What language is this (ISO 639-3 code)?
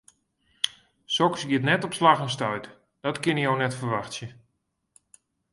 fry